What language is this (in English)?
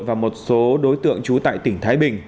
Vietnamese